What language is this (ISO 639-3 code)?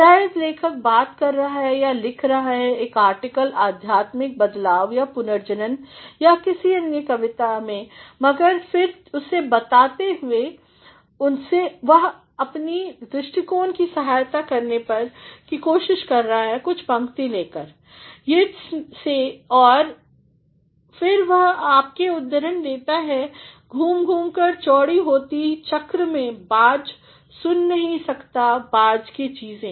hin